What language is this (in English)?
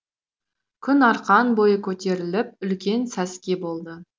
Kazakh